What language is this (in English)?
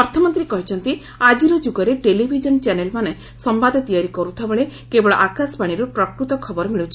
Odia